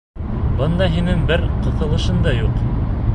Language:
Bashkir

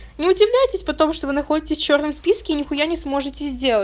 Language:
Russian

